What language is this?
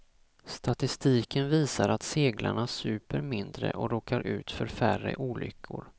Swedish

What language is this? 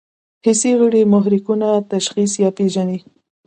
Pashto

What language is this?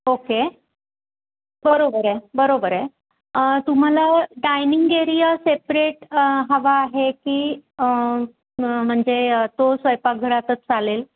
Marathi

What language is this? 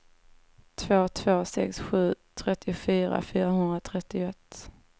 Swedish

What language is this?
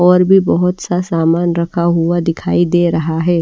Hindi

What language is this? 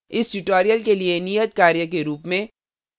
Hindi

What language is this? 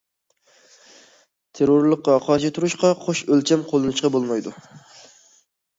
Uyghur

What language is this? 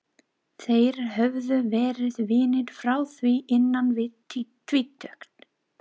Icelandic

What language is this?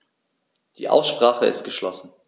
German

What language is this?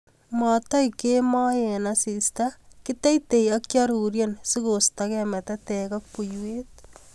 Kalenjin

